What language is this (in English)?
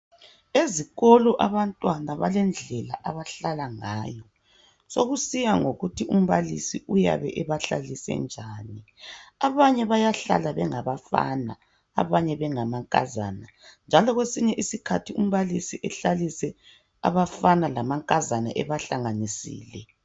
North Ndebele